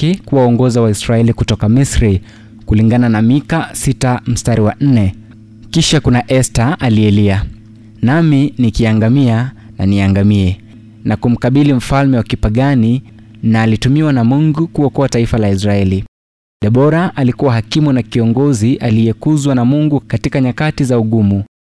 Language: Swahili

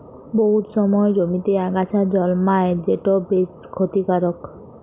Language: Bangla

